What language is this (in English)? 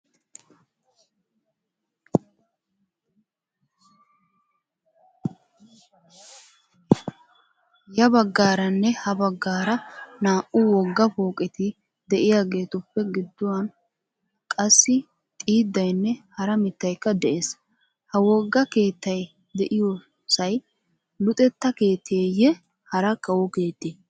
Wolaytta